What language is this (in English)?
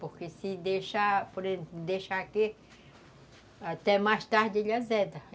Portuguese